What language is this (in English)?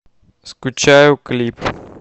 Russian